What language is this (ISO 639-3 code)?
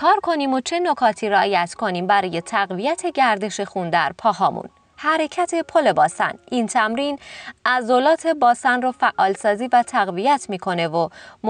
fas